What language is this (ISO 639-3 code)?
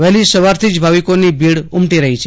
guj